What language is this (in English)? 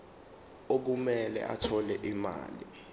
Zulu